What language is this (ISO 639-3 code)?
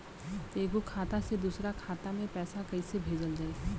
bho